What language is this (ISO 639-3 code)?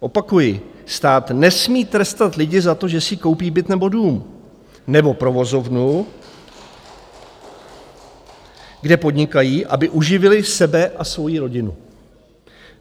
ces